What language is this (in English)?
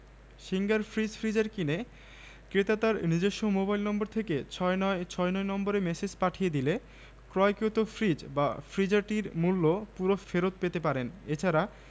Bangla